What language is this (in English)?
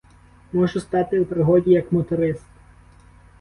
Ukrainian